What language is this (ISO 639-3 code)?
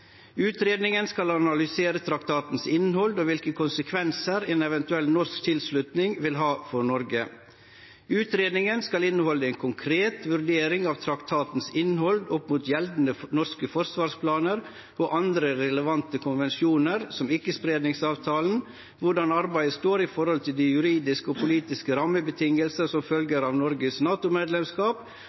nno